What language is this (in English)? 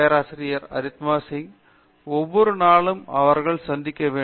Tamil